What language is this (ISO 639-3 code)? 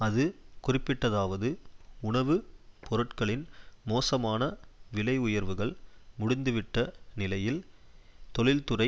tam